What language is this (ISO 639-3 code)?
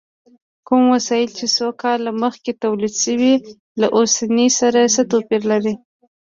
pus